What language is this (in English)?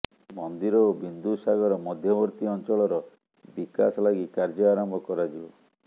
Odia